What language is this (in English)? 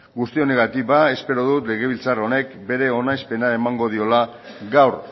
Basque